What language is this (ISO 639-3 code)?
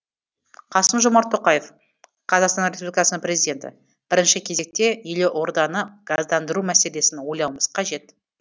kaz